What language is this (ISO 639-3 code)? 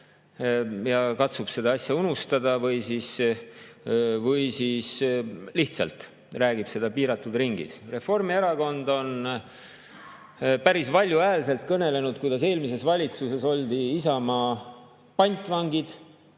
est